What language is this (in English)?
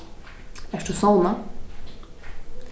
Faroese